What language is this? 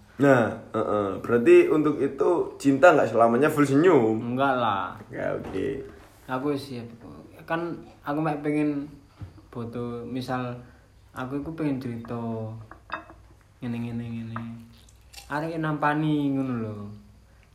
Indonesian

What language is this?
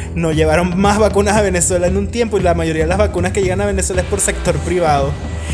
Spanish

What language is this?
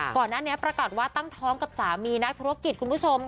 Thai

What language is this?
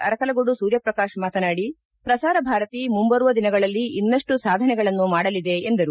Kannada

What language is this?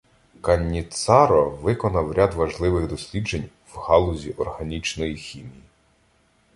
Ukrainian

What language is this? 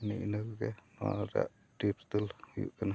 Santali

